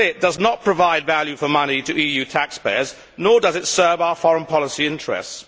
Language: English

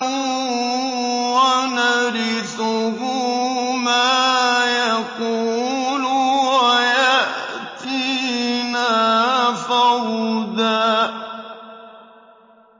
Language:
Arabic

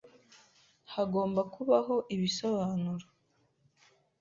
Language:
Kinyarwanda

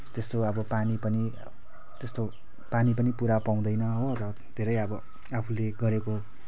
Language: Nepali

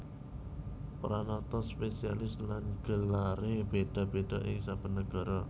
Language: Javanese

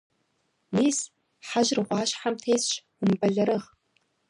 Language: Kabardian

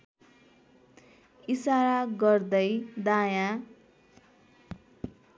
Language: Nepali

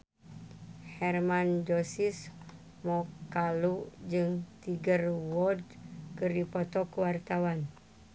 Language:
Sundanese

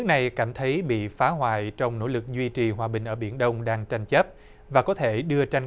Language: Vietnamese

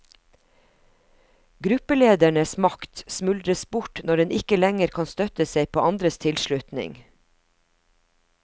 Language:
Norwegian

